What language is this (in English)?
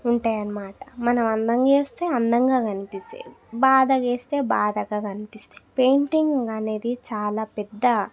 Telugu